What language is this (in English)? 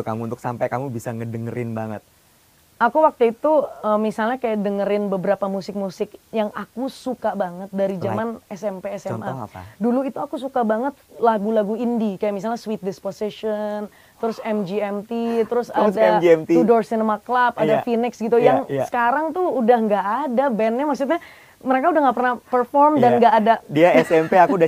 Indonesian